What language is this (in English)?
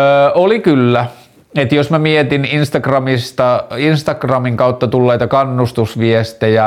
Finnish